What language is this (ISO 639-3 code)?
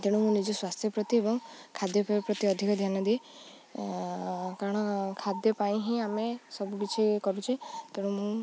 ori